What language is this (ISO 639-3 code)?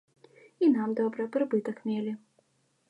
bel